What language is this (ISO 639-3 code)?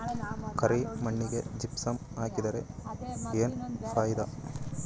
kan